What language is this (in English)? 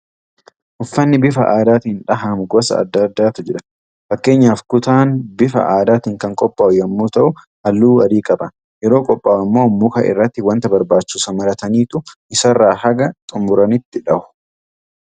Oromo